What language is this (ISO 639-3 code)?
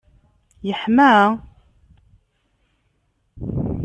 kab